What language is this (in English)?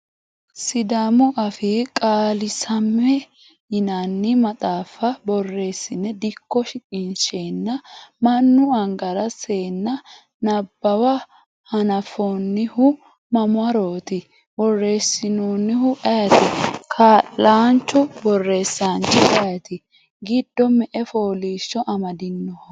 Sidamo